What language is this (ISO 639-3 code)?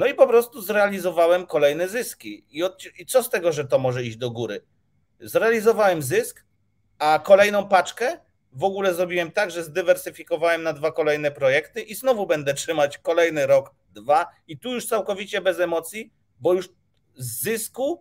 pol